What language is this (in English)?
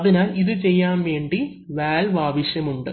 Malayalam